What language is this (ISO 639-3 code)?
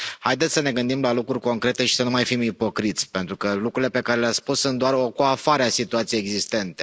ron